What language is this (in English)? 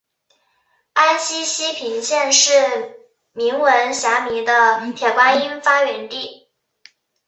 Chinese